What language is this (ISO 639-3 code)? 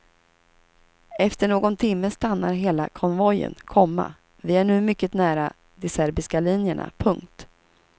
swe